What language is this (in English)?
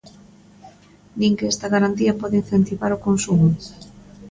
Galician